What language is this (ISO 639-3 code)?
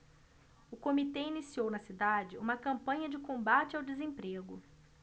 por